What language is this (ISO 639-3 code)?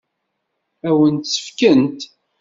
kab